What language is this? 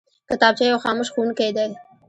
Pashto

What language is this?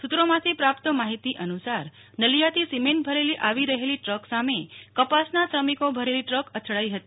Gujarati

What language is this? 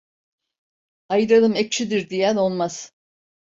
Turkish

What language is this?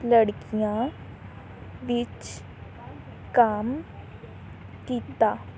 Punjabi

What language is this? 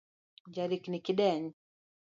Luo (Kenya and Tanzania)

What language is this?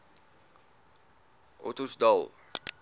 Afrikaans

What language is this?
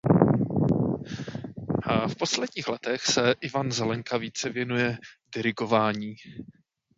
Czech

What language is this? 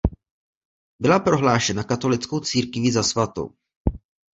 Czech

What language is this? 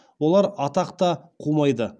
Kazakh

